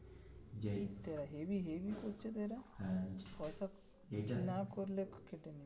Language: Bangla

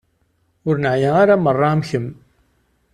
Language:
Kabyle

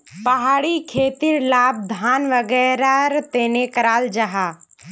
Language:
Magahi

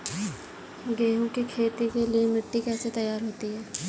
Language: Hindi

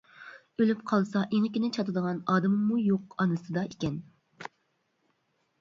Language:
Uyghur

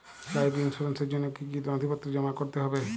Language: Bangla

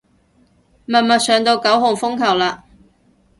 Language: Cantonese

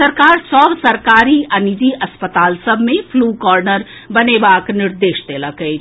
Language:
Maithili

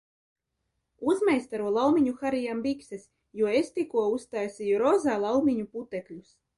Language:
Latvian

